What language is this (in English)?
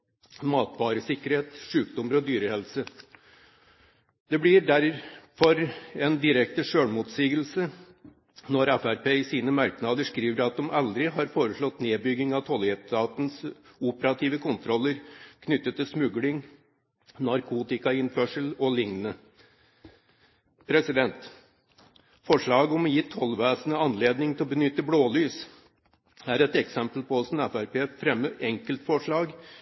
Norwegian Bokmål